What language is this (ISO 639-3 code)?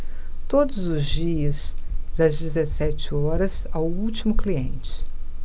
por